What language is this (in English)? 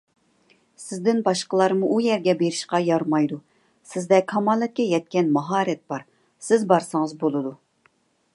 Uyghur